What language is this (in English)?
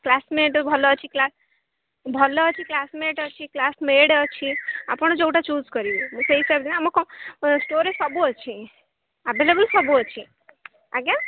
Odia